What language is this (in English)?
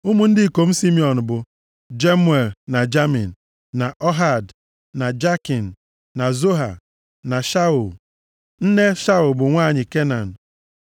Igbo